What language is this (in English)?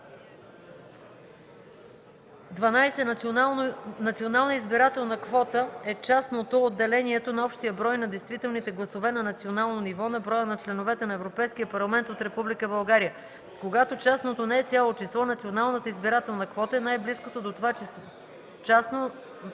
Bulgarian